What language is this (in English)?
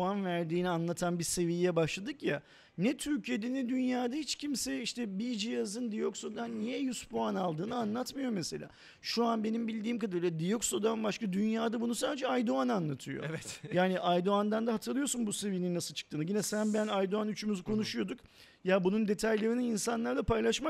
Turkish